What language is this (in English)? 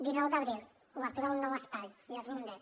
Catalan